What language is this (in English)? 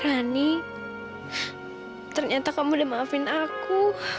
Indonesian